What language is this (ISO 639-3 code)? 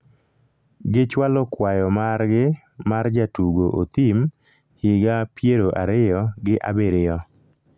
luo